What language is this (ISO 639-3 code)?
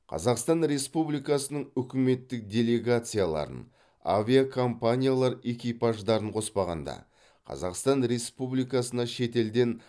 kaz